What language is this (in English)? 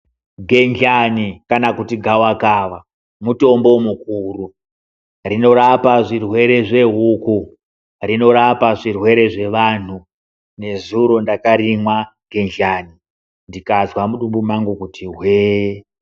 Ndau